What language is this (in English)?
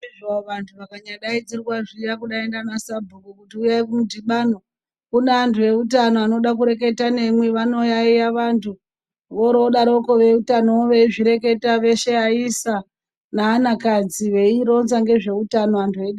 Ndau